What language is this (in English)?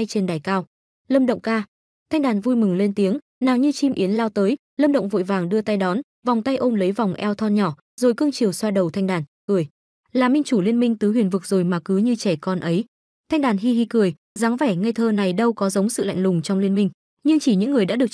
Vietnamese